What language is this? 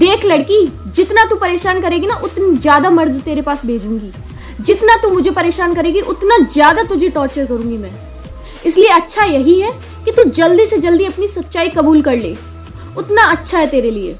Hindi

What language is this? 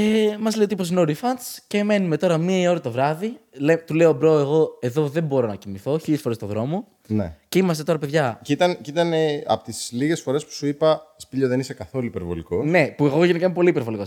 Greek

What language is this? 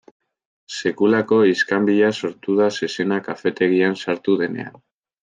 Basque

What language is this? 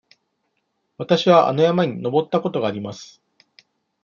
Japanese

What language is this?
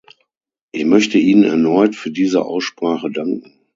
German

